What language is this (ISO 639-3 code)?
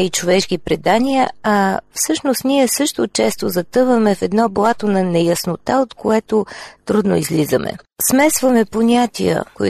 bul